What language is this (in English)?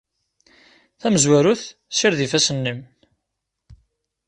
Kabyle